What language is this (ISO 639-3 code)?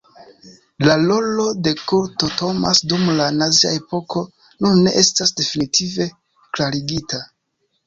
epo